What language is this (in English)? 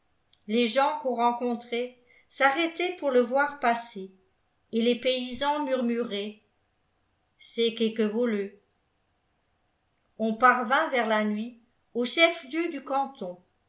French